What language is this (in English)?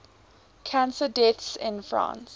English